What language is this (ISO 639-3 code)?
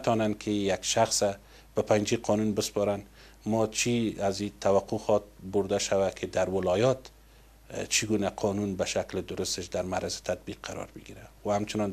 fas